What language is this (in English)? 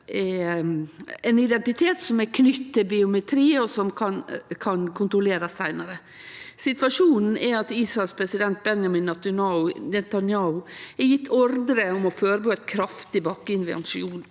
Norwegian